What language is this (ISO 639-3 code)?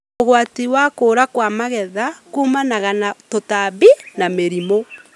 kik